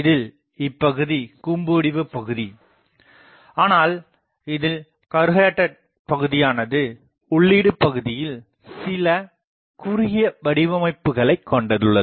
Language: Tamil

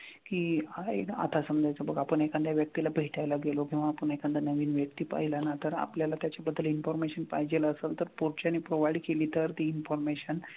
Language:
Marathi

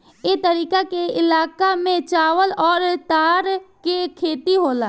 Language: Bhojpuri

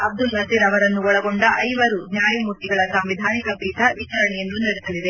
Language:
Kannada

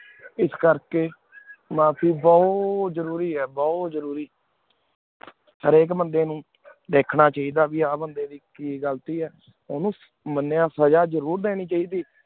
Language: Punjabi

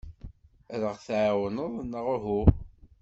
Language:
Kabyle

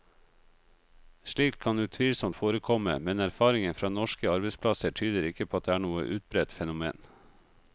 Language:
Norwegian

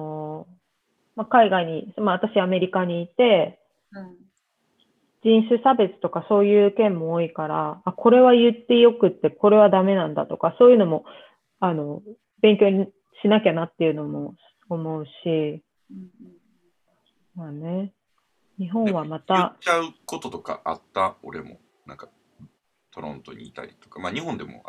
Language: Japanese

